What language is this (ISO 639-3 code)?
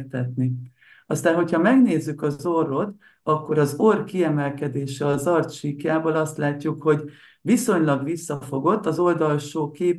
hun